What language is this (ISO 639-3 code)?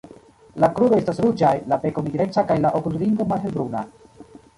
epo